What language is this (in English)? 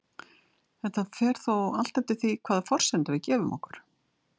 Icelandic